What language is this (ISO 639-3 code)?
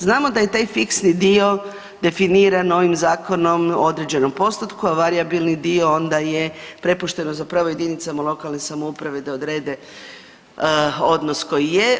hrv